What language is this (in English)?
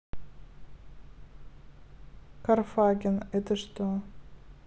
Russian